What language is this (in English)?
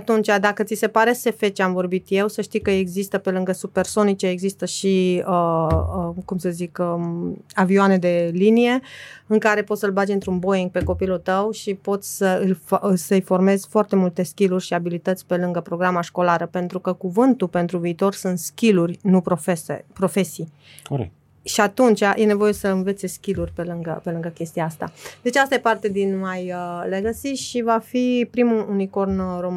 Romanian